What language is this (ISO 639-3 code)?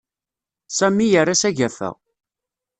kab